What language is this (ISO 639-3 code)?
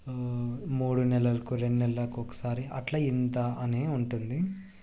tel